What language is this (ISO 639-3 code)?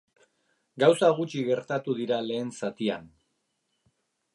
eus